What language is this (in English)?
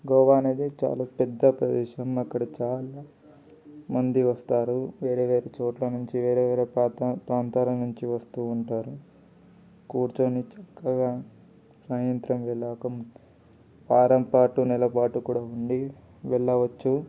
Telugu